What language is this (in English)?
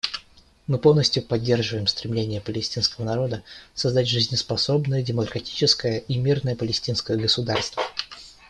Russian